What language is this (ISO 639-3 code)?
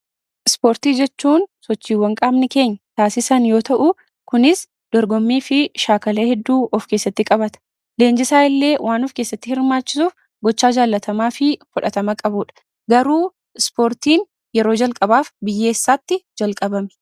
orm